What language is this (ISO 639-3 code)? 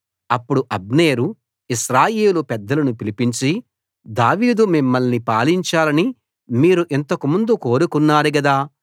tel